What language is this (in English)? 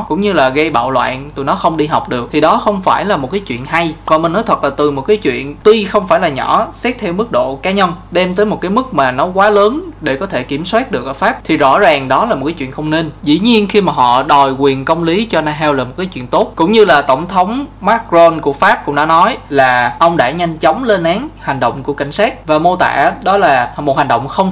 Vietnamese